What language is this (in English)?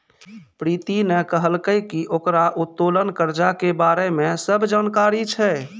Maithili